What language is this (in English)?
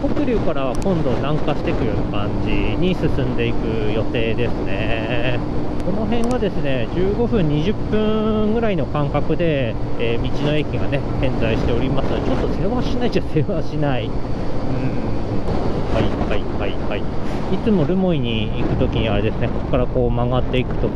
Japanese